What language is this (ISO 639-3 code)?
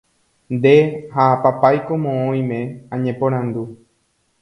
grn